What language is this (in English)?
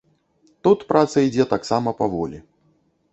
Belarusian